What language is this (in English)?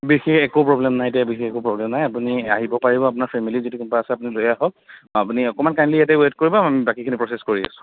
Assamese